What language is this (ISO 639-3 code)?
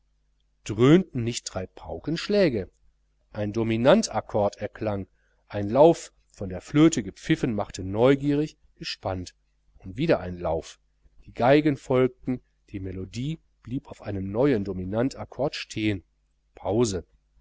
deu